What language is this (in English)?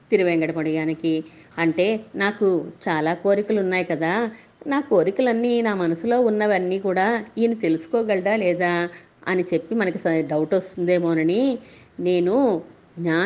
Telugu